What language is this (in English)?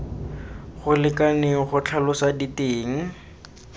Tswana